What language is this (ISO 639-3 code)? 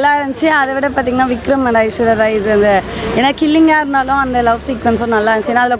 ron